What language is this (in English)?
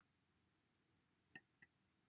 Welsh